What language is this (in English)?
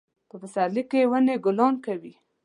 Pashto